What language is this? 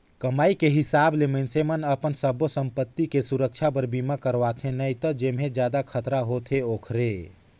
Chhattisgarhi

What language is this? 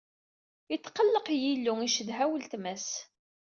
Kabyle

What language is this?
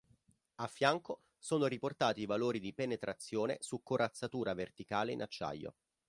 Italian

